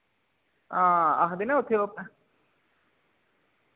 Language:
Dogri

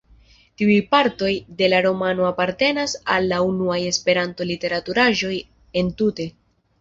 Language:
Esperanto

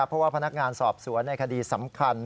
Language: Thai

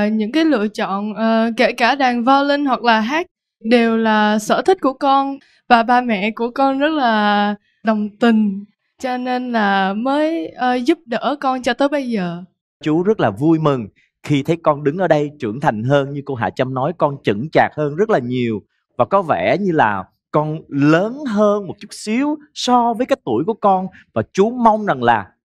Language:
Vietnamese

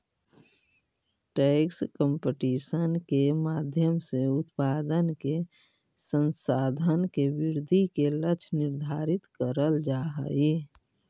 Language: Magahi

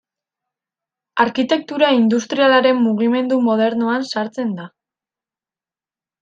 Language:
Basque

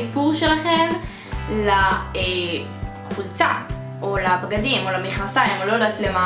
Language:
Hebrew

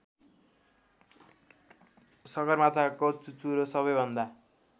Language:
Nepali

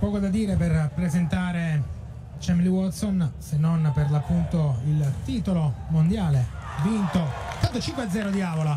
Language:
Italian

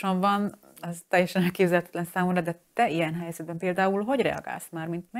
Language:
Hungarian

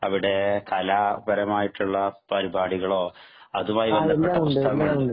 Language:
Malayalam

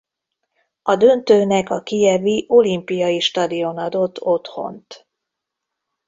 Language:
Hungarian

